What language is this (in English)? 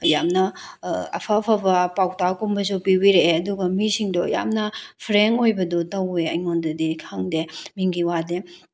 Manipuri